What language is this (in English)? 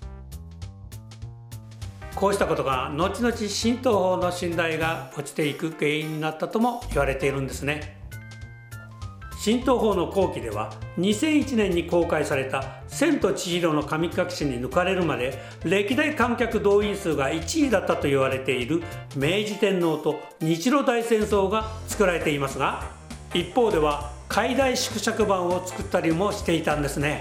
Japanese